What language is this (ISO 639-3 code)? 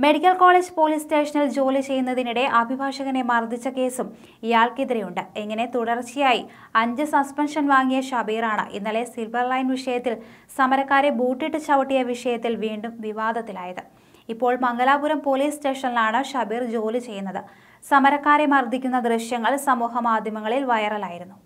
hin